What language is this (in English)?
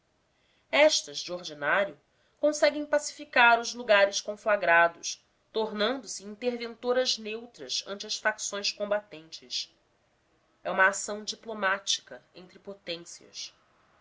Portuguese